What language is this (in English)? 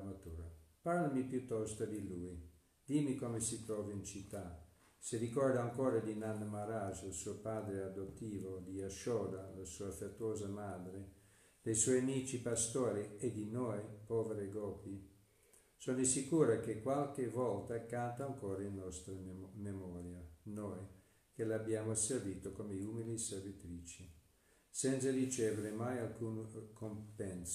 Italian